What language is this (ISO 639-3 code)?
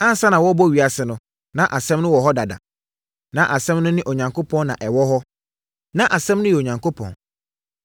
aka